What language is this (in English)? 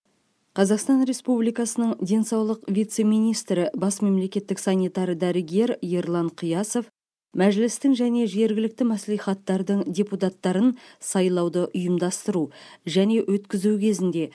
Kazakh